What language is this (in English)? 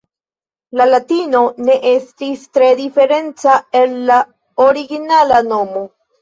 Esperanto